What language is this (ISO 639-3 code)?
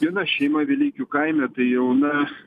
lit